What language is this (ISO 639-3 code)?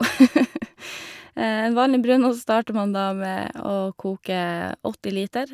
nor